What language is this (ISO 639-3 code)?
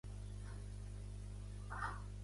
cat